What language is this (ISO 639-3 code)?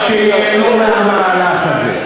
heb